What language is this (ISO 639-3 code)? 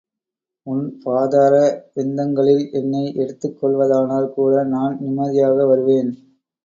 tam